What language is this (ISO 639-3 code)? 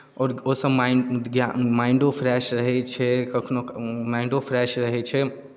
mai